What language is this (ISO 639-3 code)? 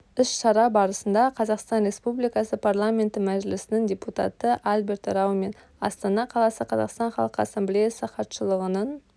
kaz